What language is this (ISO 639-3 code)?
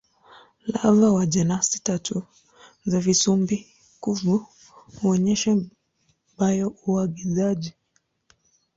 swa